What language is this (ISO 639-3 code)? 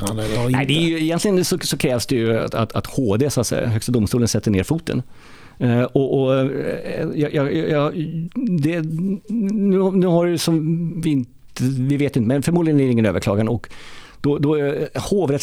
swe